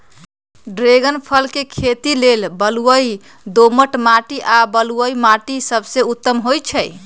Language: Magahi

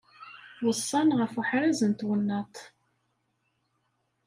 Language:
Kabyle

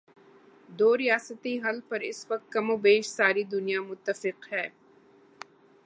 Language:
Urdu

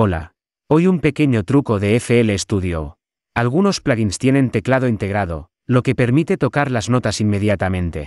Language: Spanish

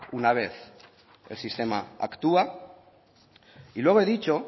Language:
Spanish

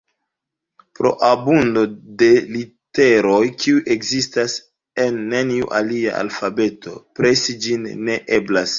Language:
Esperanto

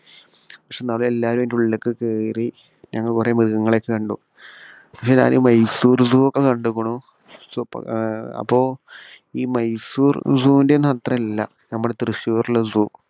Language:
Malayalam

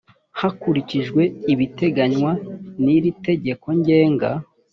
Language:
Kinyarwanda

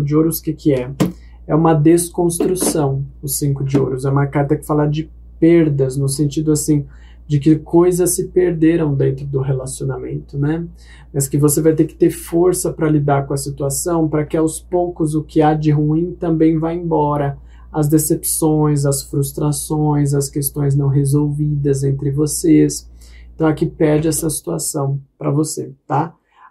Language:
Portuguese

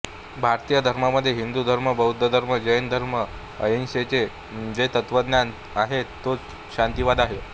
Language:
Marathi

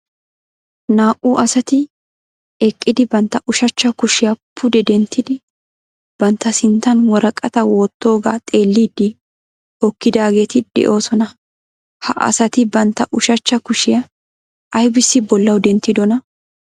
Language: Wolaytta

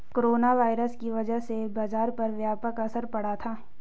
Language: Hindi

